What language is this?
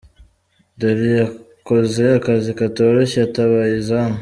Kinyarwanda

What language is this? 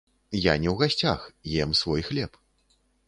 Belarusian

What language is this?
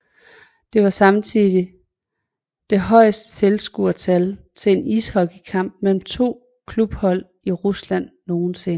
Danish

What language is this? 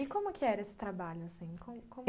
Portuguese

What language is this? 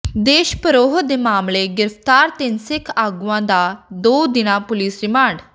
Punjabi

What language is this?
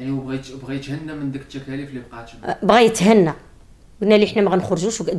Arabic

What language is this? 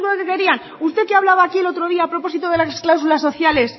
Spanish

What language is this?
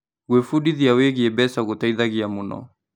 Kikuyu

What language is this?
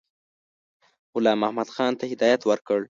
Pashto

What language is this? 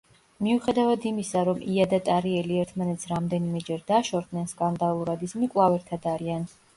Georgian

